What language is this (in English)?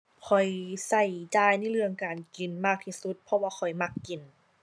Thai